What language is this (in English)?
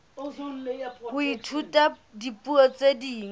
Southern Sotho